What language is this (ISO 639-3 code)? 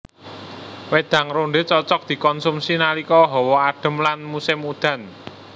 jav